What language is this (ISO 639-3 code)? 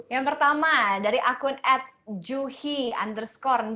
ind